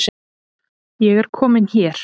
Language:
Icelandic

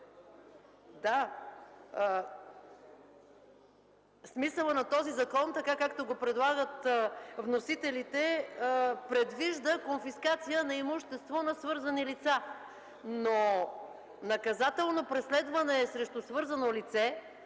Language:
Bulgarian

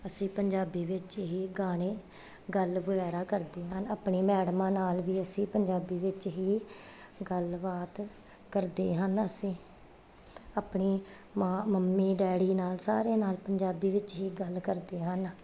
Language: Punjabi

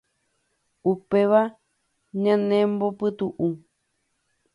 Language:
Guarani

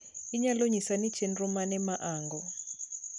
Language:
Luo (Kenya and Tanzania)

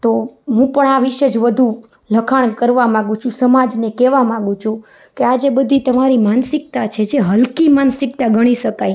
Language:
Gujarati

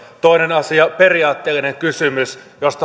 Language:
Finnish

